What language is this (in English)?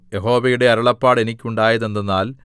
Malayalam